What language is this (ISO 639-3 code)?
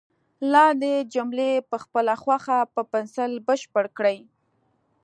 pus